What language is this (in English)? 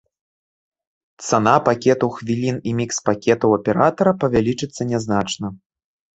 Belarusian